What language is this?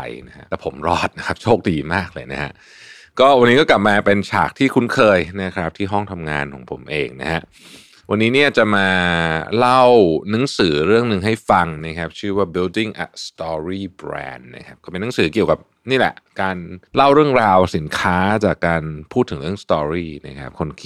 Thai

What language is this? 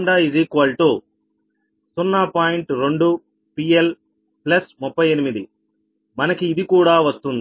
Telugu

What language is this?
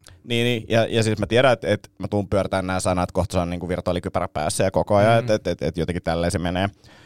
Finnish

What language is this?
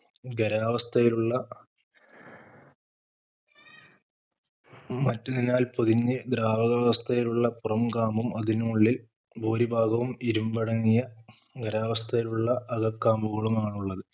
Malayalam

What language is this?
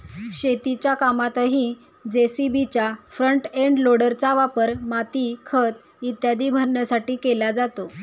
Marathi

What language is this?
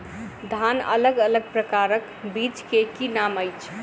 Maithili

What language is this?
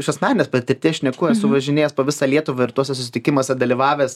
Lithuanian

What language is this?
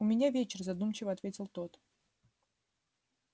Russian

